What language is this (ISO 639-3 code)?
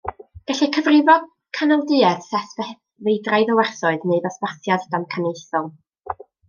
cym